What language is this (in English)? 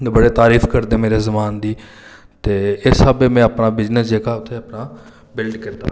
Dogri